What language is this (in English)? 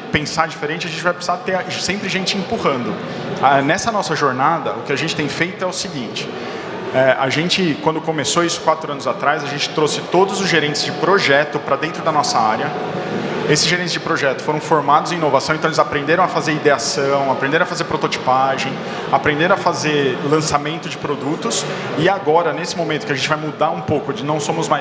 Portuguese